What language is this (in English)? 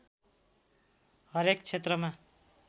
Nepali